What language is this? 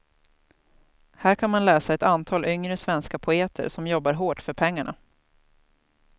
Swedish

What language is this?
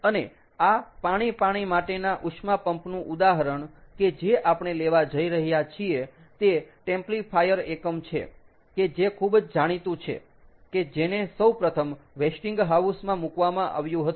Gujarati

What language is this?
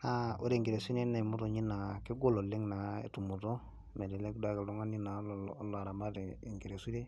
Masai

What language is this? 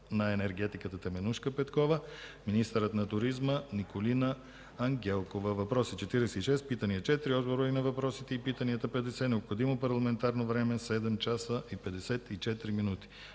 Bulgarian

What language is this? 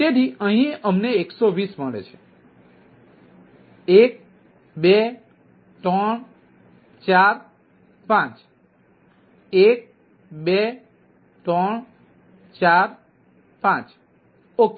Gujarati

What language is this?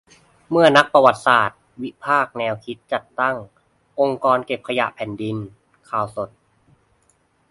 Thai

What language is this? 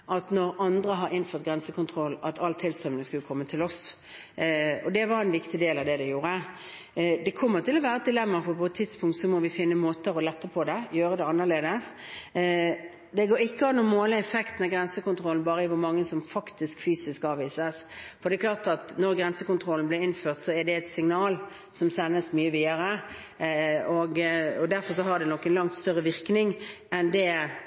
Norwegian Bokmål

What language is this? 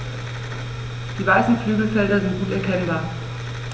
German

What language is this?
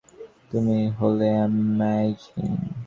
Bangla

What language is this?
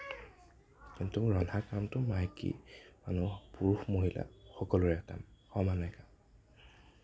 Assamese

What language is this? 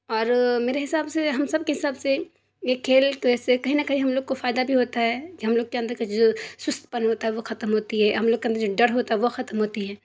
Urdu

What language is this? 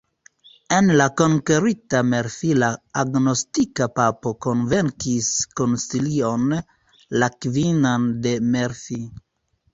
Esperanto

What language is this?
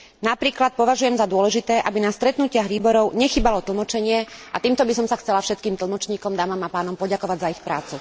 Slovak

